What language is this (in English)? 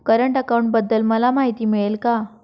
Marathi